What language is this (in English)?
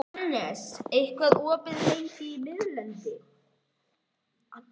Icelandic